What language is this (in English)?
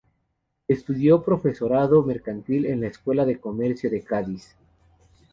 Spanish